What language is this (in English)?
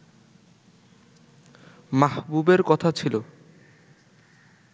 Bangla